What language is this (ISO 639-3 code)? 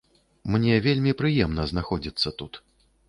bel